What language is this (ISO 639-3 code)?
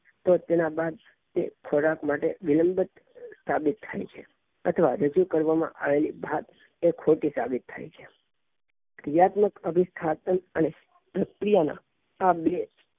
guj